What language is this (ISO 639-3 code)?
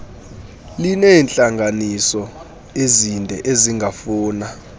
xho